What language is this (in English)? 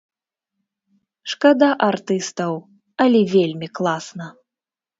Belarusian